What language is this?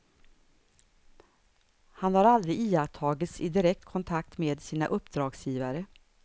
Swedish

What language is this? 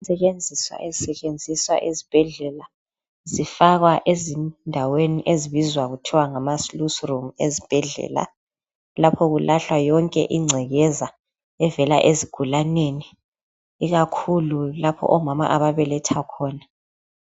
North Ndebele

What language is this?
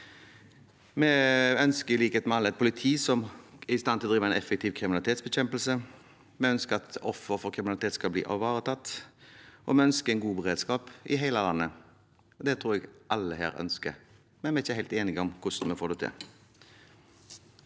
Norwegian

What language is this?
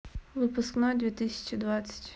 Russian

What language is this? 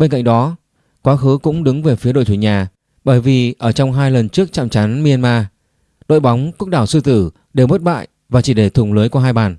Vietnamese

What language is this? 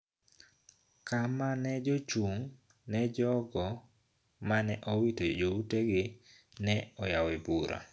Luo (Kenya and Tanzania)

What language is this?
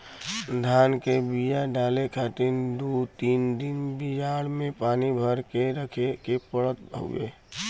Bhojpuri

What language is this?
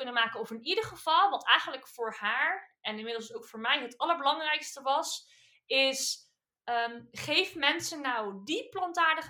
Dutch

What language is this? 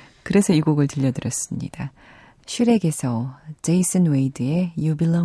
Korean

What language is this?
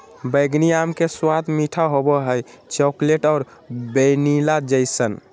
Magahi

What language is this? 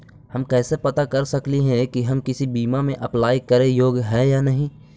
Magahi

